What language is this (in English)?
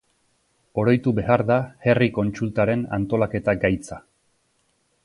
Basque